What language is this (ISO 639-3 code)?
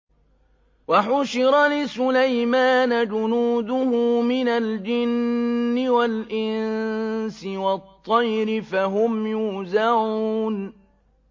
ara